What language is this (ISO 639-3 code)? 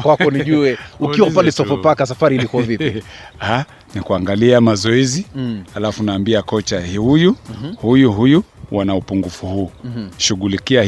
swa